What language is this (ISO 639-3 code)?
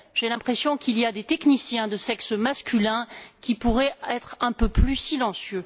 fra